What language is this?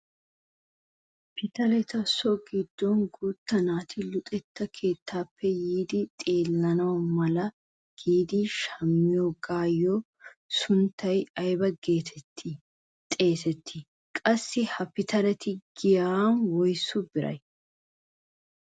Wolaytta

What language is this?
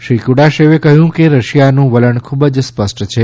Gujarati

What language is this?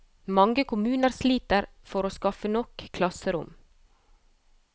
Norwegian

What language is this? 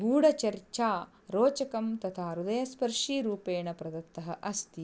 Sanskrit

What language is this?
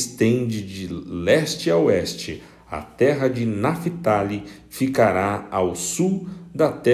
Portuguese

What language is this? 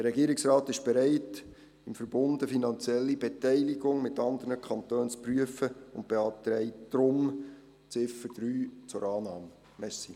Swiss German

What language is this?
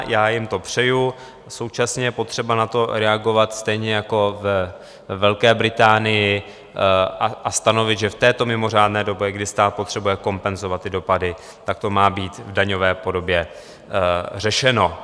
Czech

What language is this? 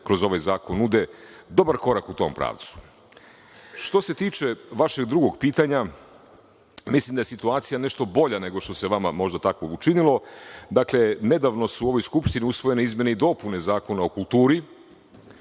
Serbian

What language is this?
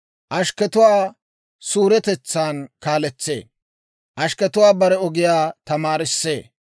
Dawro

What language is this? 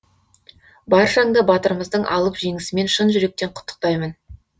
Kazakh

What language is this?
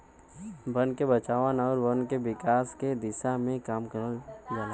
Bhojpuri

